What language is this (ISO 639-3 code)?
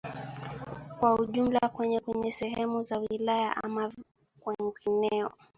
swa